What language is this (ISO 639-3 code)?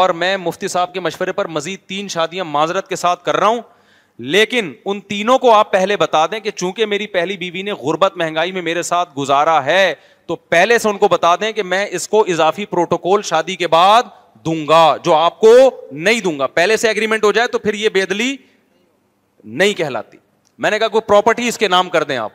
urd